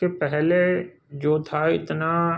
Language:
Urdu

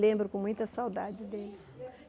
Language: Portuguese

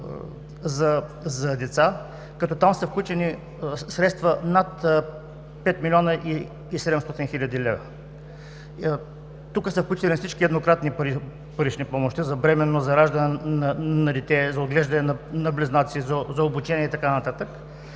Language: Bulgarian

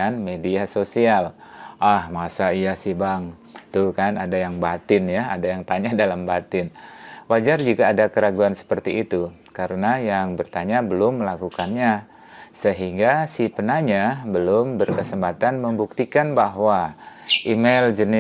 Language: Indonesian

